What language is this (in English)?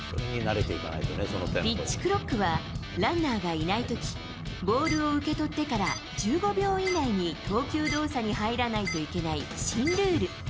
Japanese